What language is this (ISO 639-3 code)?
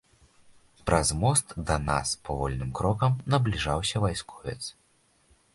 bel